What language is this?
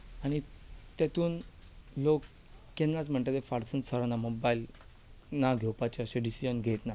Konkani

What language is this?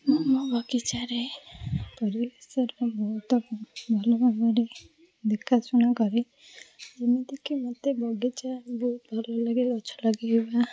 Odia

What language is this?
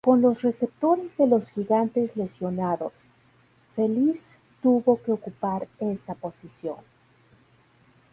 Spanish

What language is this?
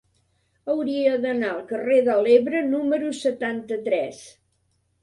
Catalan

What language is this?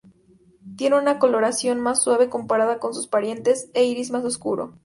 Spanish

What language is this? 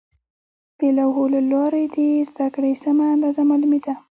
Pashto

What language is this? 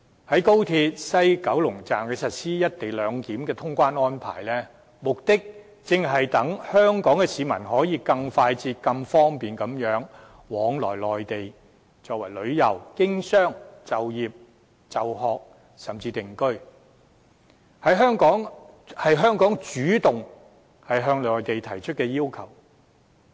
Cantonese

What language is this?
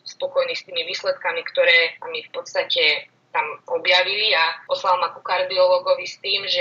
Slovak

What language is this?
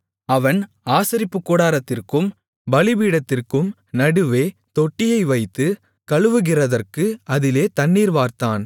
Tamil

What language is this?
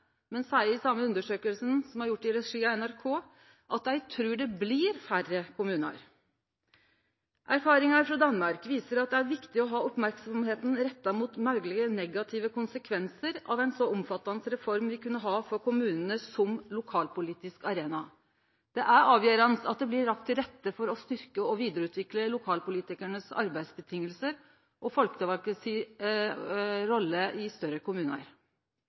Norwegian Nynorsk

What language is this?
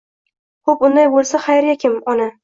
Uzbek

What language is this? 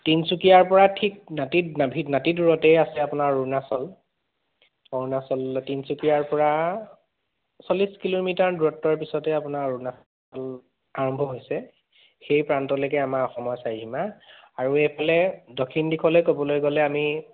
Assamese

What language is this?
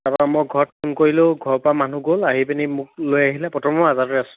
Assamese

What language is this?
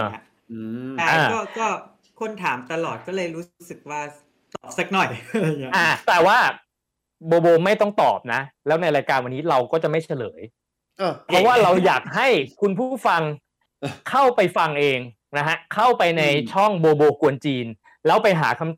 Thai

